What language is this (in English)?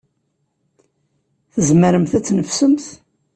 Kabyle